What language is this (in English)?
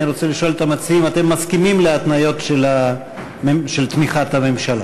Hebrew